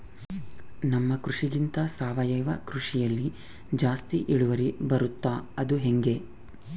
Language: Kannada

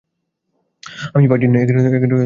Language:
Bangla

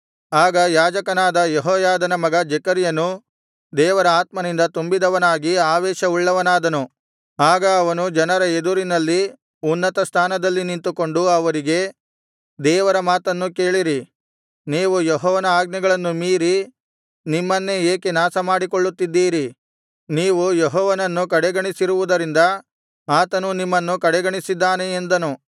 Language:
Kannada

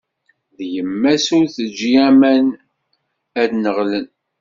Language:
Kabyle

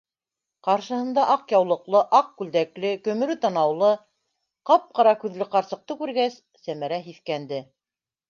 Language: Bashkir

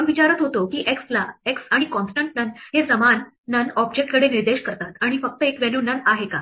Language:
Marathi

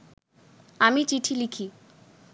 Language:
Bangla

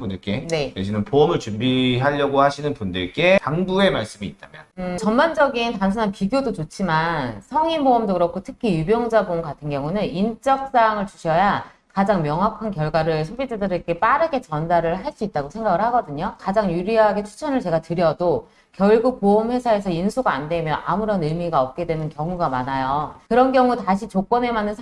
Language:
Korean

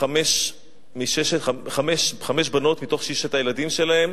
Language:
Hebrew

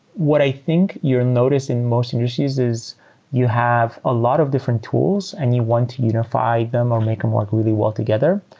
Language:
English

